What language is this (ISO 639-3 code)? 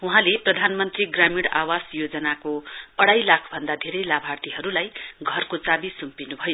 nep